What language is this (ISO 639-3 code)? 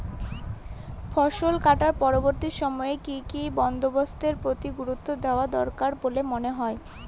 ben